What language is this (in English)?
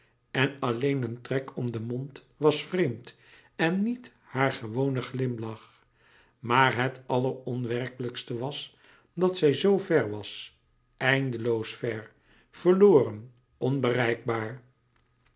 Dutch